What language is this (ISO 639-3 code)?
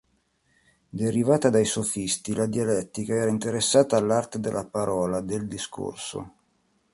ita